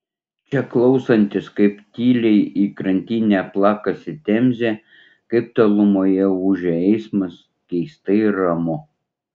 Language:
Lithuanian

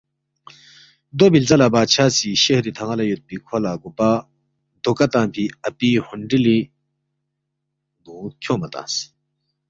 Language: Balti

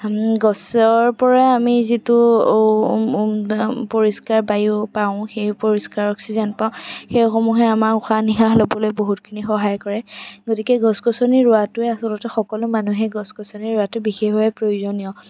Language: Assamese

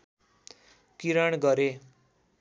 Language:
Nepali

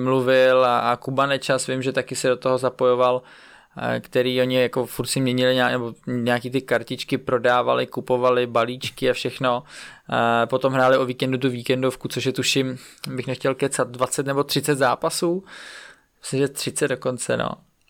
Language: Czech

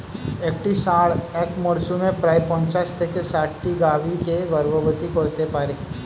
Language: Bangla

